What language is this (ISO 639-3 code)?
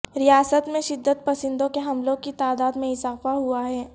urd